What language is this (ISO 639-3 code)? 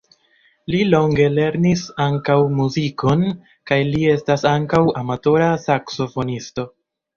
epo